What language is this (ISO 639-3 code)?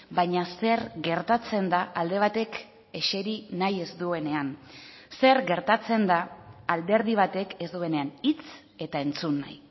eus